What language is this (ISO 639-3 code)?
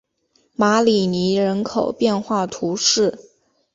zho